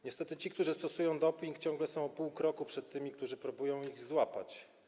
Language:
Polish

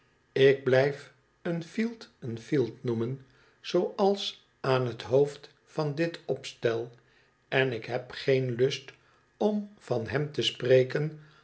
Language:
Dutch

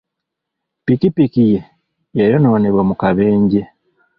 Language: Ganda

